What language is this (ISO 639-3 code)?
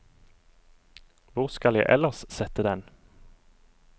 nor